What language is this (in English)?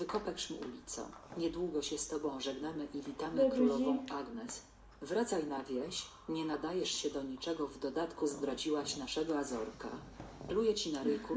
Polish